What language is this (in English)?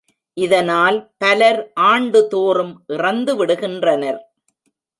Tamil